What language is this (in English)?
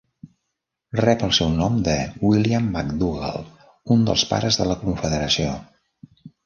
Catalan